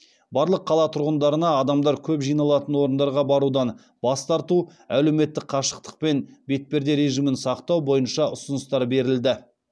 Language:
Kazakh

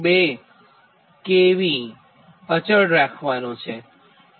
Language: Gujarati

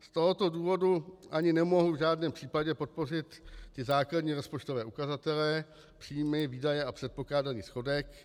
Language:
Czech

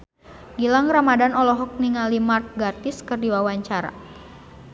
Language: Sundanese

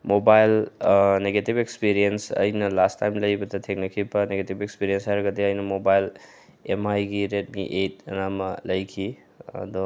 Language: Manipuri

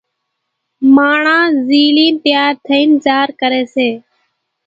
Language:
Kachi Koli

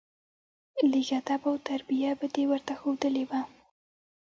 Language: Pashto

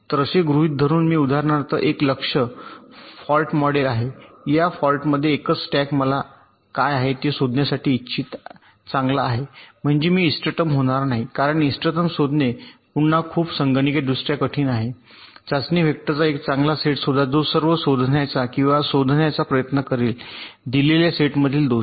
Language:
Marathi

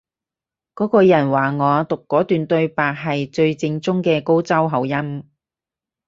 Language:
Cantonese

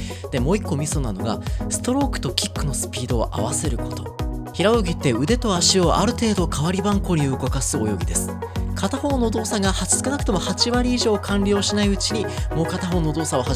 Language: Japanese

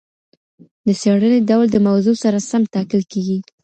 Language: Pashto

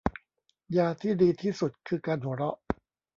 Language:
Thai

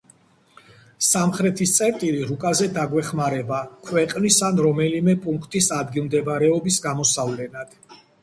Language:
Georgian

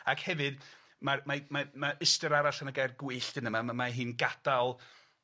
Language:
Welsh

